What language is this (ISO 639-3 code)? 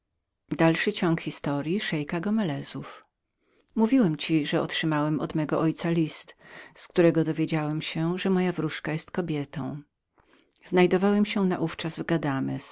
pol